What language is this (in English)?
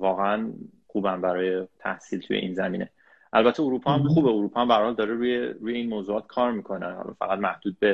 Persian